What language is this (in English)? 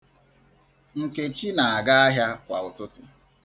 Igbo